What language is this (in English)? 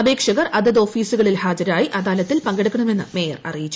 Malayalam